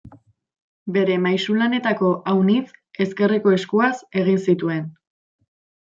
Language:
Basque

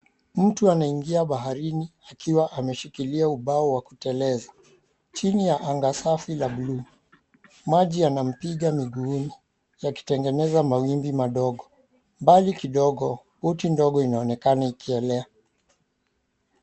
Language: Swahili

